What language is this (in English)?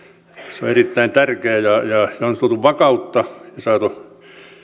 Finnish